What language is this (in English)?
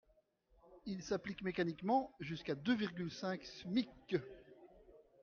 French